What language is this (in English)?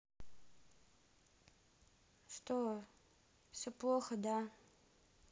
Russian